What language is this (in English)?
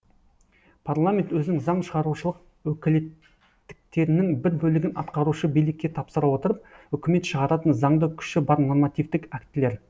Kazakh